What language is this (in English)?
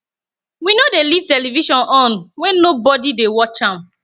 Nigerian Pidgin